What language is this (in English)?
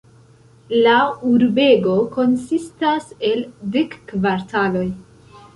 Esperanto